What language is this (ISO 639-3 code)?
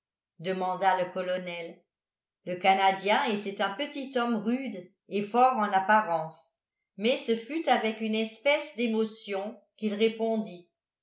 fra